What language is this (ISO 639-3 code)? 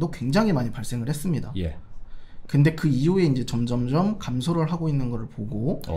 kor